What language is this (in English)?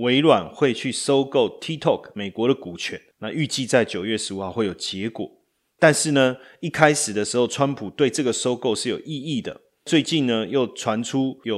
Chinese